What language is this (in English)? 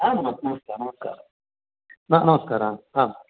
Sanskrit